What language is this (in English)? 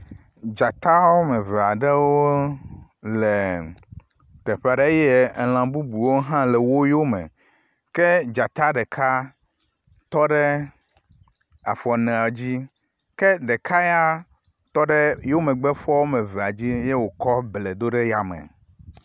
Ewe